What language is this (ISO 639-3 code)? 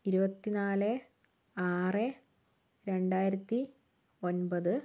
mal